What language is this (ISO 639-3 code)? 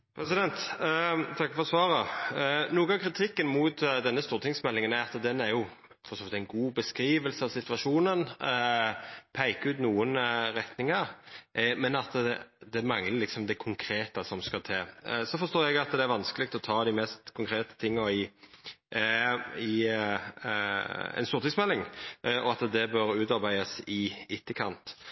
nno